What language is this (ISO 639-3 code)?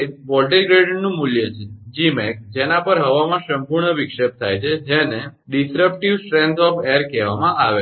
guj